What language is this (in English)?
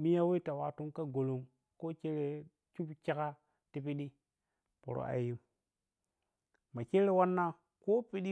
Piya-Kwonci